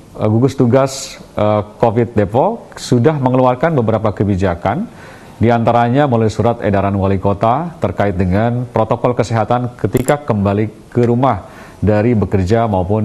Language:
Indonesian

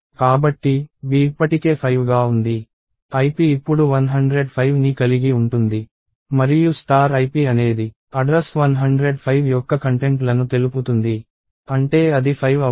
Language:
Telugu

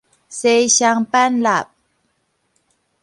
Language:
Min Nan Chinese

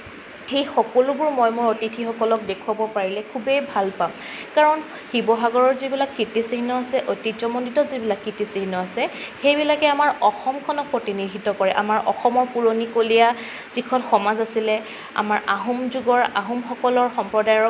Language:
Assamese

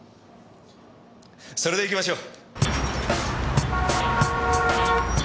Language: Japanese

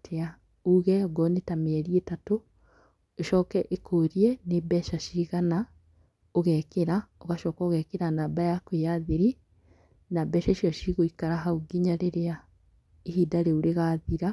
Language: Kikuyu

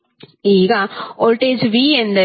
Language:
Kannada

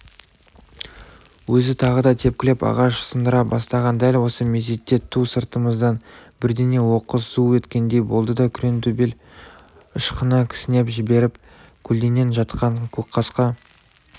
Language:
Kazakh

